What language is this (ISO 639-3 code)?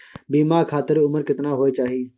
mai